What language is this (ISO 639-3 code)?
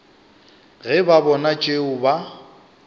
nso